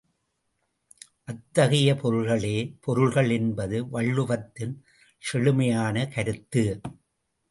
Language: Tamil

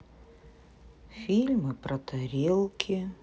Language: Russian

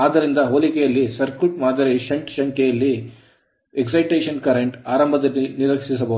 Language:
Kannada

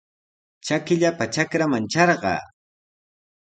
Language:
Sihuas Ancash Quechua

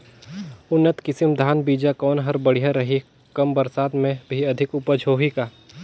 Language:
Chhattisgarhi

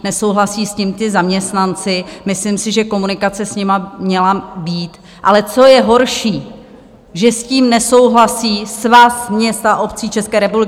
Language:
Czech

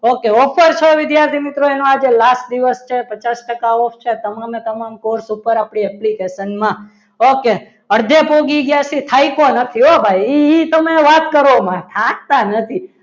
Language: Gujarati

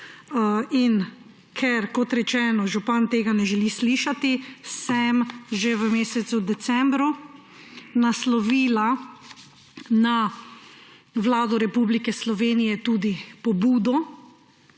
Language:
Slovenian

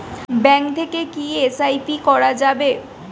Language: Bangla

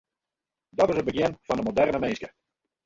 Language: Western Frisian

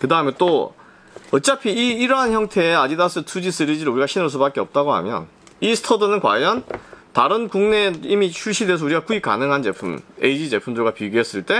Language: Korean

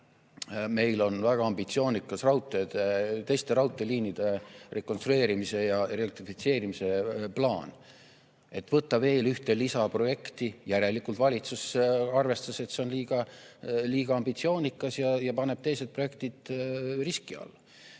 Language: Estonian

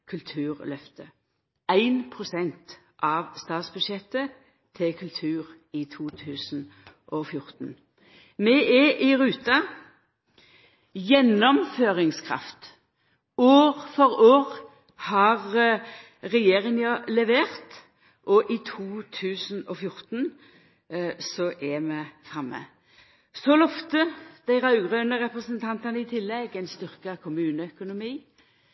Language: Norwegian Nynorsk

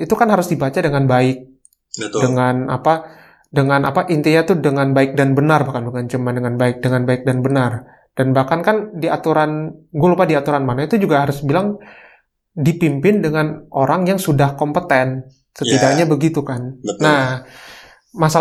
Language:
Indonesian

